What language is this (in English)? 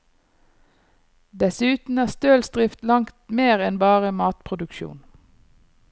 Norwegian